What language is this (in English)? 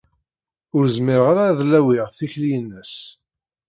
Kabyle